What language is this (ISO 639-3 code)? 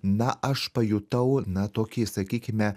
lit